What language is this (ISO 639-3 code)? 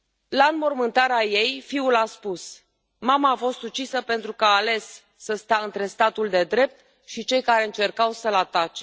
ron